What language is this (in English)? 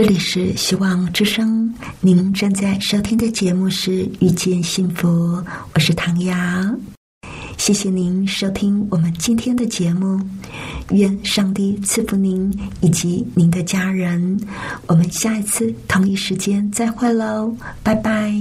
Chinese